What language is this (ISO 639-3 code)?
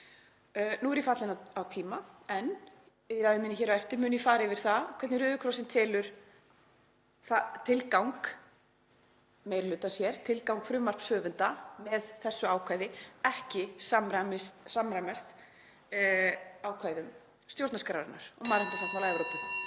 isl